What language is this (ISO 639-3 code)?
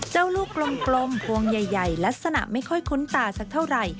tha